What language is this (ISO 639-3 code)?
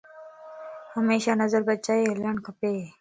lss